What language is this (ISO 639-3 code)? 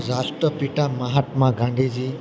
guj